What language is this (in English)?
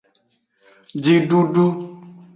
Aja (Benin)